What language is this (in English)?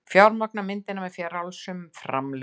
Icelandic